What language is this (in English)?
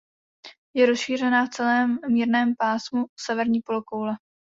Czech